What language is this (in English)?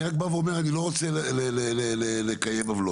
Hebrew